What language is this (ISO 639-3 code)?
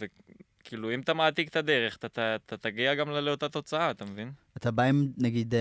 heb